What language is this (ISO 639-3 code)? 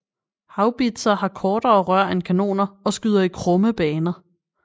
dan